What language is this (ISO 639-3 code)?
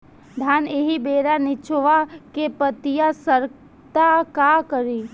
bho